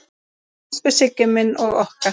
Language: Icelandic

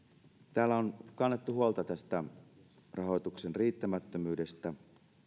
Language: Finnish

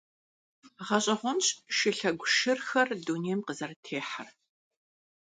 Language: Kabardian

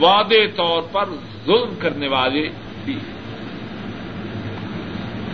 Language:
Urdu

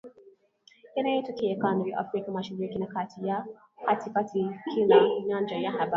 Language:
Swahili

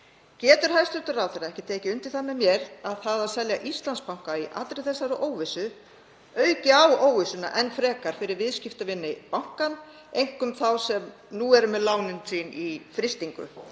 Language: Icelandic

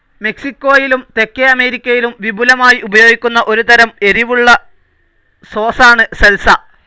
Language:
Malayalam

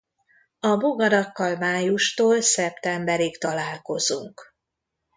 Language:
Hungarian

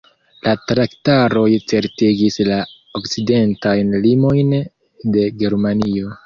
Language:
Esperanto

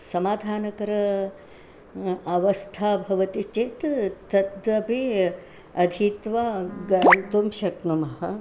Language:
Sanskrit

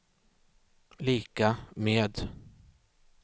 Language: Swedish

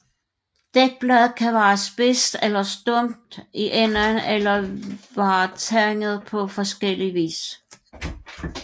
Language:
Danish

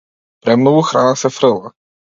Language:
Macedonian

